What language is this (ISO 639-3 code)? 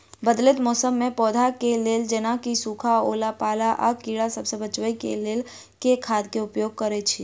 mai